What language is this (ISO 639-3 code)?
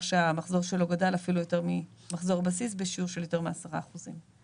heb